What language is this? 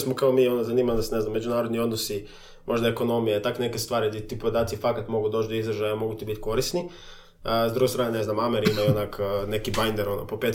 Croatian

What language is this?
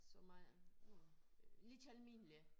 Danish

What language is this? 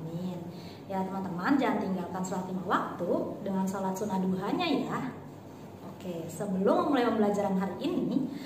Indonesian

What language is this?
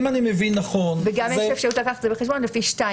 Hebrew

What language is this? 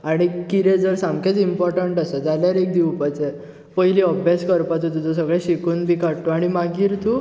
Konkani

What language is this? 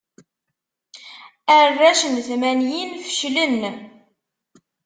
Kabyle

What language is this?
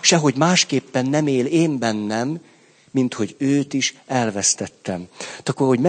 Hungarian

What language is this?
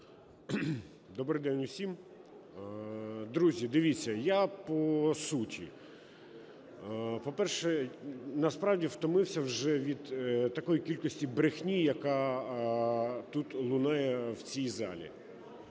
Ukrainian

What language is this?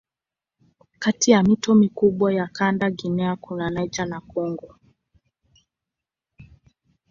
Swahili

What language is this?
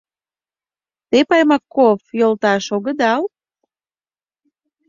Mari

